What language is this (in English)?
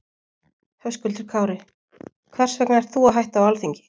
Icelandic